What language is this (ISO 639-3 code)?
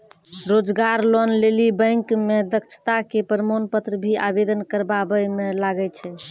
mai